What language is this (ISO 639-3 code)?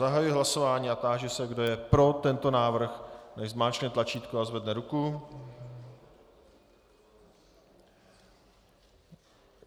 ces